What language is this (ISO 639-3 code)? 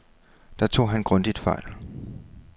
dan